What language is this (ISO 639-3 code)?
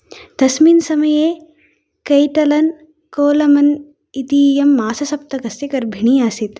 san